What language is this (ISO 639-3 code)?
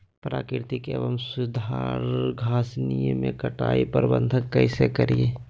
mag